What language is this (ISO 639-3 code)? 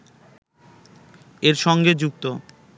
ben